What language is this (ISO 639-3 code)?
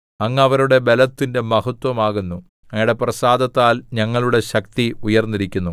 mal